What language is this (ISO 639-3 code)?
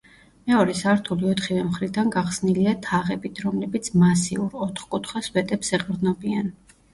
kat